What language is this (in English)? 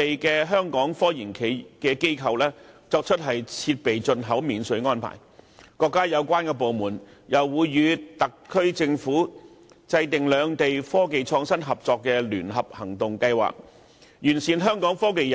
Cantonese